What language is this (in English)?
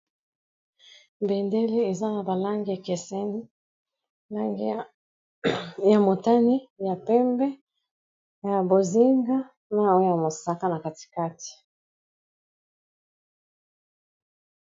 Lingala